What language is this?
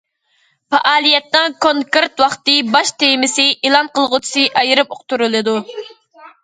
Uyghur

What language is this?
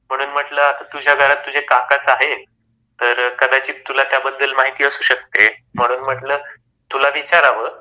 Marathi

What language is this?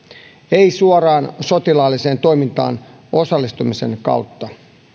Finnish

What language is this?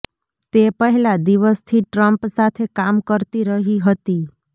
Gujarati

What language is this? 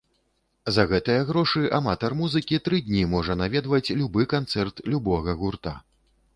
Belarusian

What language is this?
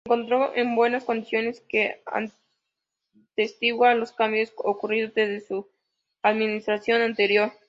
Spanish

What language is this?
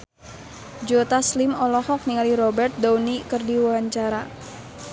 Sundanese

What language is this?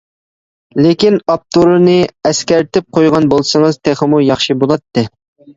Uyghur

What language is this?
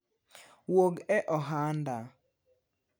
Luo (Kenya and Tanzania)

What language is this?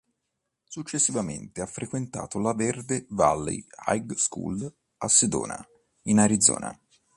Italian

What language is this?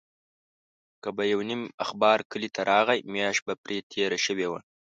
Pashto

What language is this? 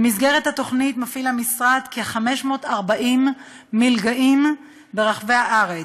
Hebrew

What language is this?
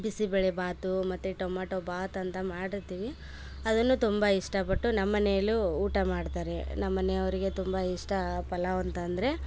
Kannada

